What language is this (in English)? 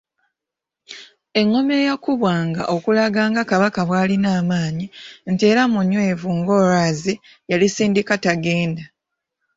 Ganda